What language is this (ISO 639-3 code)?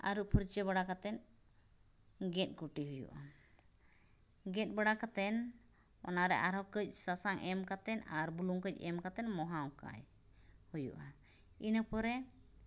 sat